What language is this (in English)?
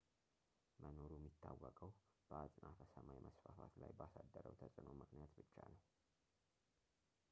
Amharic